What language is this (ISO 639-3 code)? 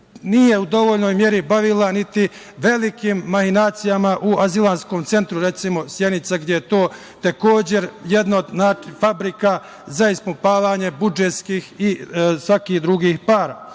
srp